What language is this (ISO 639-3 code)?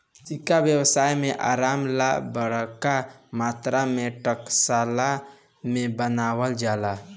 bho